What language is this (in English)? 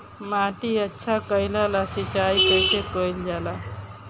Bhojpuri